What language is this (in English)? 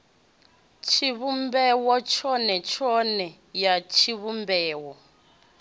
Venda